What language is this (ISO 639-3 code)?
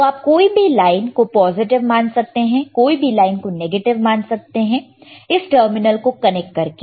hin